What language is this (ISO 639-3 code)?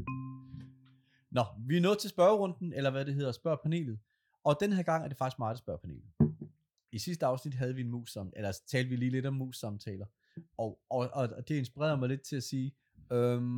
dan